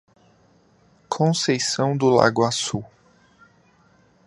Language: Portuguese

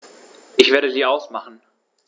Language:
German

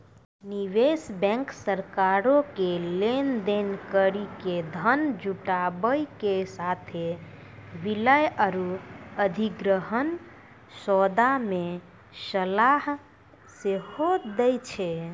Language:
Maithili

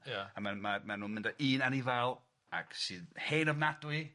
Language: Welsh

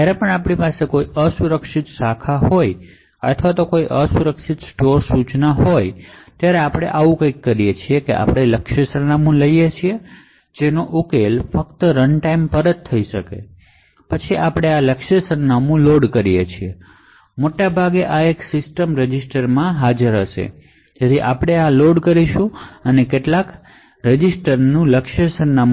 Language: Gujarati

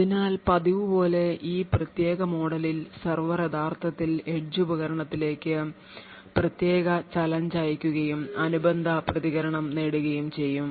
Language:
Malayalam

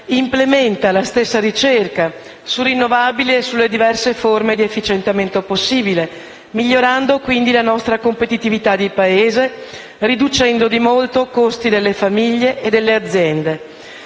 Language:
Italian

